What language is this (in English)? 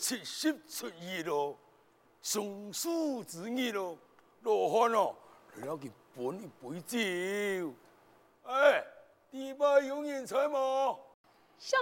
Chinese